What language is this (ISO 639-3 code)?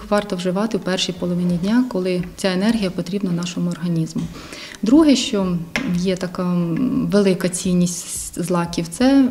ukr